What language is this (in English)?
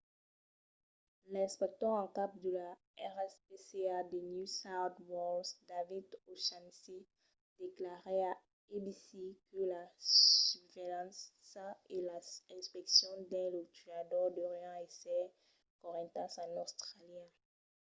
Occitan